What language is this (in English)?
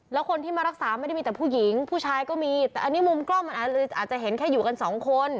Thai